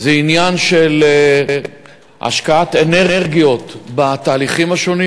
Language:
Hebrew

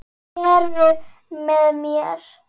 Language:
Icelandic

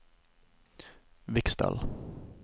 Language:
Norwegian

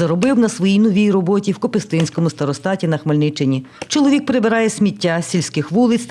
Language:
Ukrainian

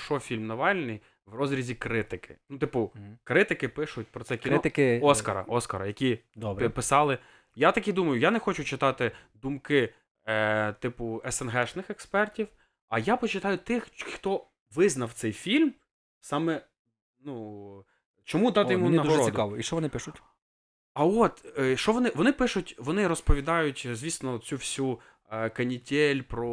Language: Ukrainian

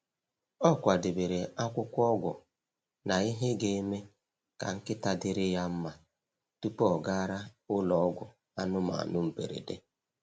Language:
Igbo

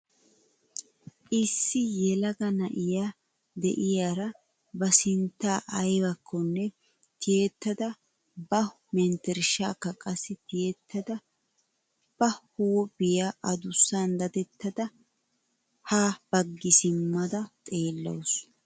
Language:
Wolaytta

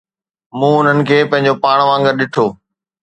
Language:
Sindhi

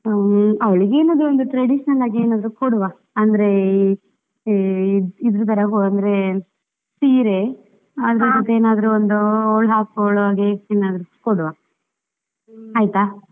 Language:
Kannada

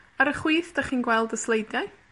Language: Welsh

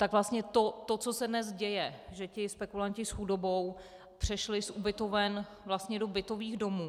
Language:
Czech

